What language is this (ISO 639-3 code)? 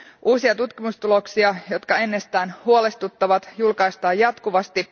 fin